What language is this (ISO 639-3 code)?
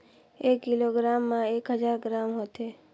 hne